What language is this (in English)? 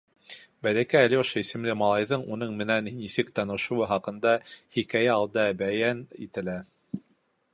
Bashkir